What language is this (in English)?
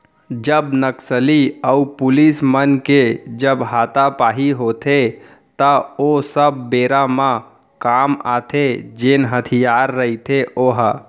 Chhattisgarhi